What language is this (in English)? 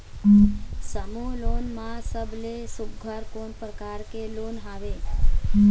Chhattisgarhi